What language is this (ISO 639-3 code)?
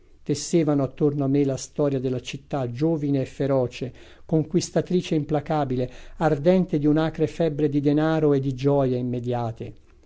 ita